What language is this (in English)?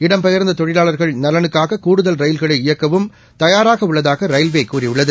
Tamil